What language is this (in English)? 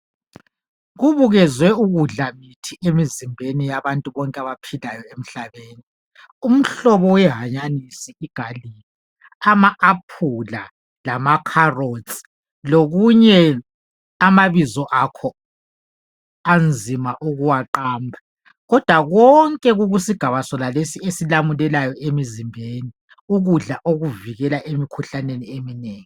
North Ndebele